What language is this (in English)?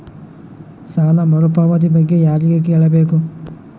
Kannada